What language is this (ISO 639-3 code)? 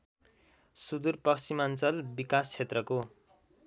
nep